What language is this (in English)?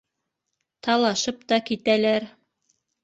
Bashkir